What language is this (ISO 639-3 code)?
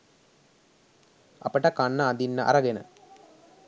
sin